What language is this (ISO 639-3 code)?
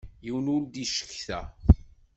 kab